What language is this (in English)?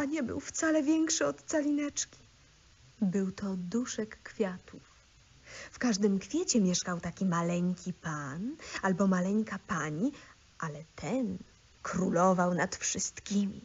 Polish